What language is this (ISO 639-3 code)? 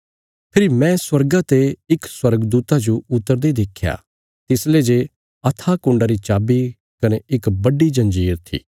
kfs